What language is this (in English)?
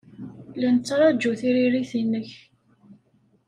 Kabyle